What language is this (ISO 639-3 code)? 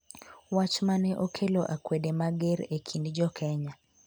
luo